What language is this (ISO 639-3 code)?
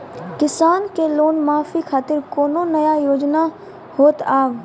mai